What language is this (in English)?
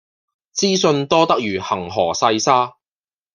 Cantonese